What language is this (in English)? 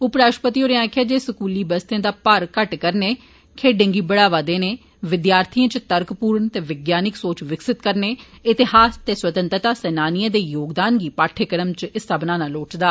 Dogri